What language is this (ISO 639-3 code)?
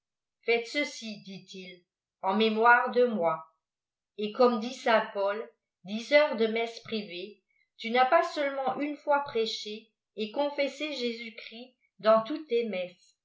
fra